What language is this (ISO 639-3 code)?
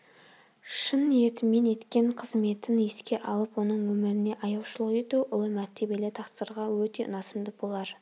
kaz